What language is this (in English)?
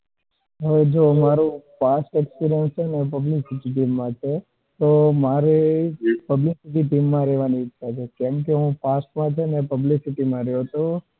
Gujarati